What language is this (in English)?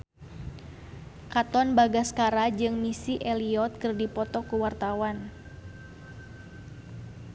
Sundanese